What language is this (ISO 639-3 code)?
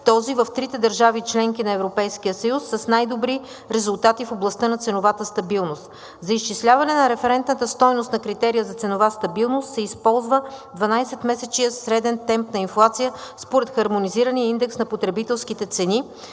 bul